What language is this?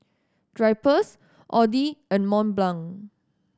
English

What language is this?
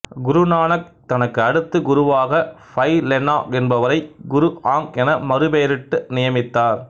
Tamil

